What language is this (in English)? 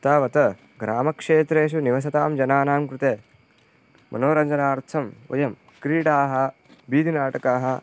Sanskrit